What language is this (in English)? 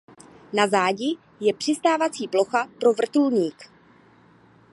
Czech